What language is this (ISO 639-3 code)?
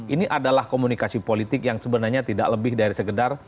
ind